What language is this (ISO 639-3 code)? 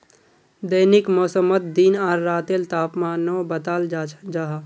mag